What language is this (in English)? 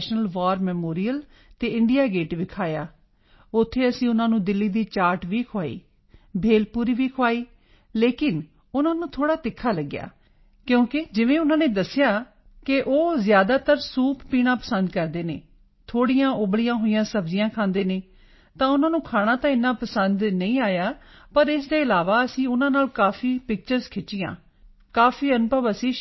Punjabi